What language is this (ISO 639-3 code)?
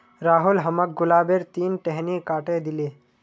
mag